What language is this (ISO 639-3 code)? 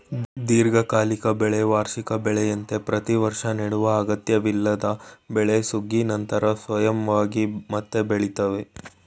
kan